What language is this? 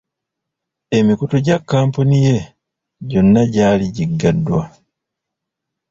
Ganda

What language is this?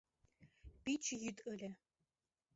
Mari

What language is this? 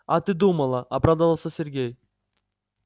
Russian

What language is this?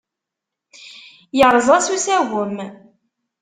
Kabyle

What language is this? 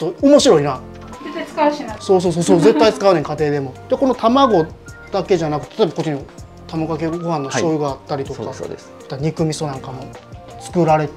Japanese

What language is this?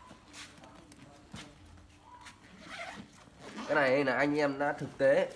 Vietnamese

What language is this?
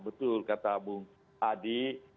Indonesian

